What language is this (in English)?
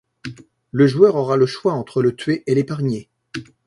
French